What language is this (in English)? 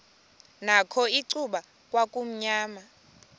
Xhosa